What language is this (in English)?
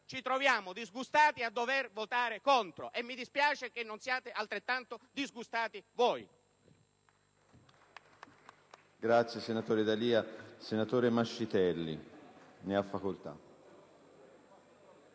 Italian